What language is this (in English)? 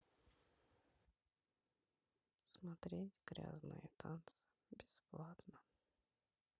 Russian